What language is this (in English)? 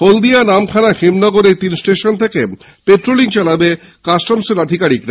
Bangla